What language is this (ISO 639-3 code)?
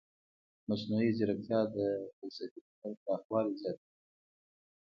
pus